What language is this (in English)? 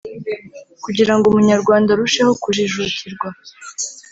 Kinyarwanda